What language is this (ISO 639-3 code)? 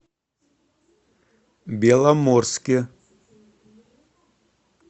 rus